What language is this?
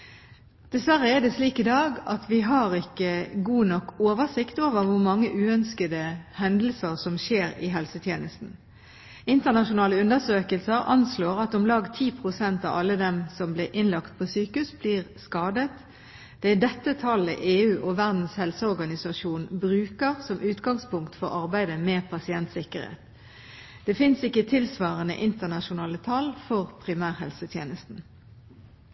Norwegian Bokmål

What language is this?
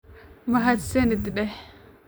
Somali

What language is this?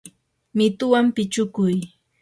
Yanahuanca Pasco Quechua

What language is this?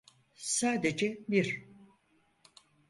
Turkish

